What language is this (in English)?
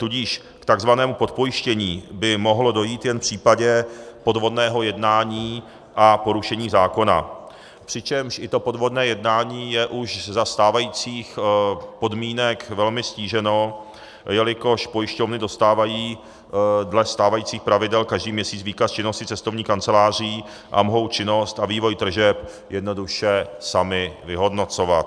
Czech